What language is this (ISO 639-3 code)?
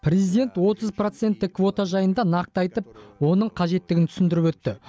kaz